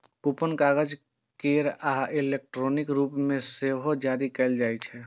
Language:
Maithili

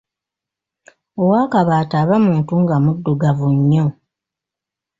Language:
Ganda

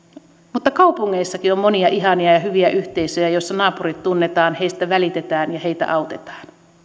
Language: Finnish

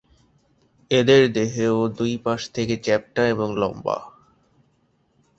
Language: Bangla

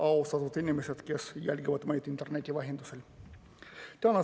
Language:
Estonian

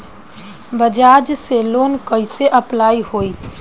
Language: Bhojpuri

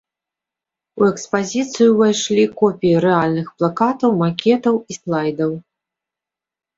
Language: Belarusian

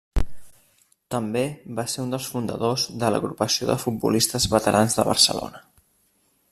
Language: Catalan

